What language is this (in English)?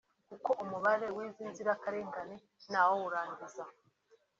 Kinyarwanda